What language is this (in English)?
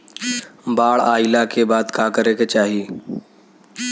Bhojpuri